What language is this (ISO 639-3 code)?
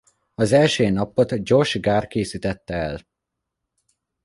hun